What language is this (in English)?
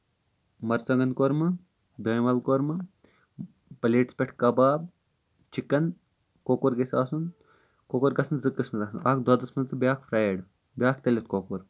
Kashmiri